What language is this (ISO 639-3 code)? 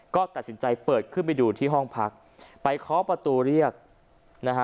tha